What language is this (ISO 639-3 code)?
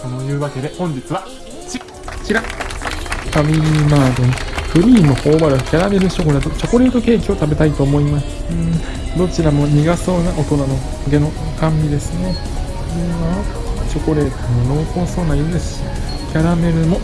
jpn